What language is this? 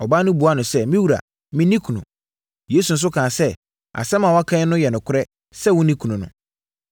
Akan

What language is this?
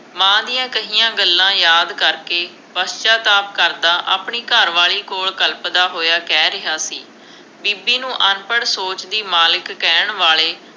Punjabi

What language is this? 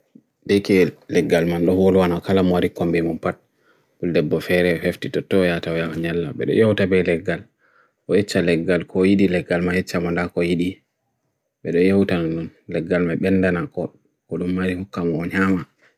Bagirmi Fulfulde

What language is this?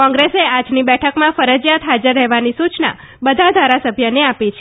Gujarati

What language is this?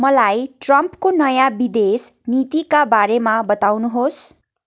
Nepali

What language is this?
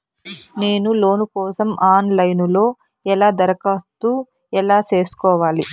Telugu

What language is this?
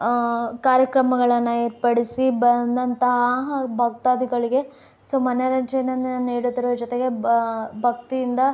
Kannada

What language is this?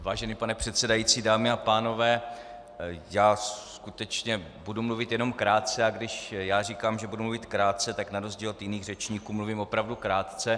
Czech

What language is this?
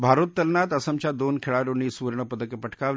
Marathi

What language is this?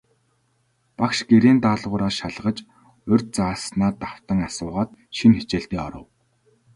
Mongolian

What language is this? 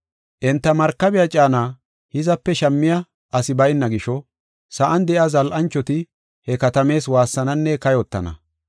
Gofa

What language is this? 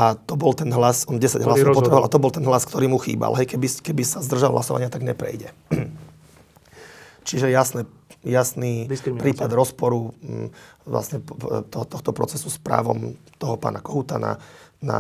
Slovak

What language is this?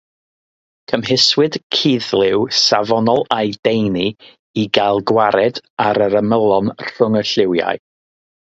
Welsh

